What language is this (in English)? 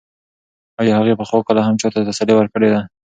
Pashto